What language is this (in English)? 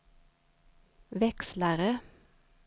Swedish